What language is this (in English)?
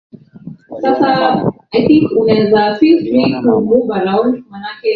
Swahili